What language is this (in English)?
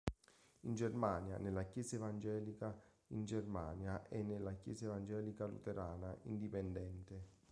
Italian